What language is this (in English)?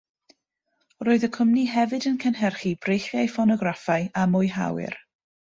Welsh